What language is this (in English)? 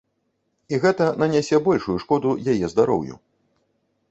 Belarusian